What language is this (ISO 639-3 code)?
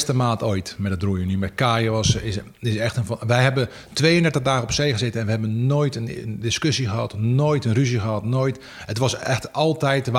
nld